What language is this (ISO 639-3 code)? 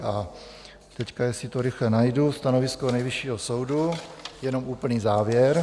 ces